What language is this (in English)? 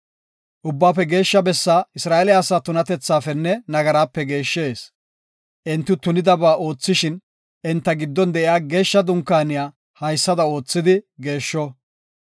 Gofa